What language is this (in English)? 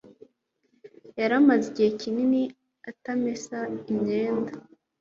Kinyarwanda